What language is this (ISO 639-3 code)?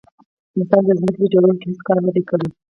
pus